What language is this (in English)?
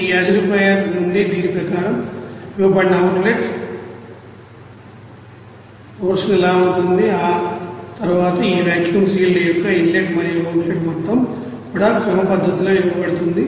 Telugu